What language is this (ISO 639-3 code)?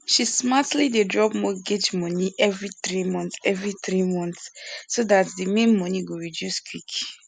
pcm